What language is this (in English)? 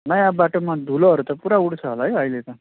Nepali